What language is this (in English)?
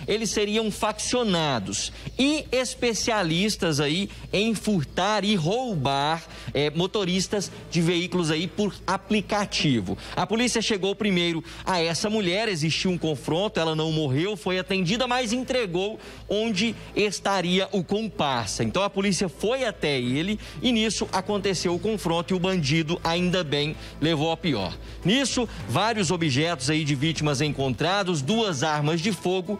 Portuguese